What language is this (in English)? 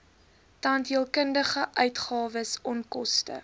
Afrikaans